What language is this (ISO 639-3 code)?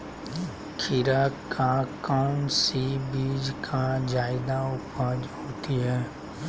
mag